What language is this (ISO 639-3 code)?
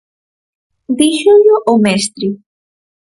glg